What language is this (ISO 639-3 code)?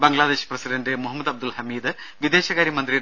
mal